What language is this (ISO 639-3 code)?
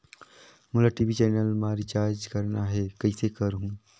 hne